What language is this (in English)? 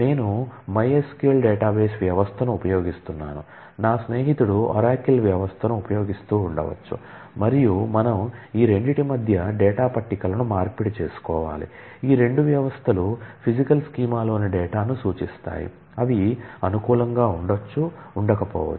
Telugu